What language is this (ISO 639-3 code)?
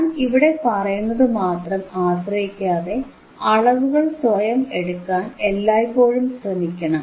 mal